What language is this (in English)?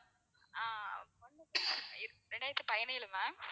Tamil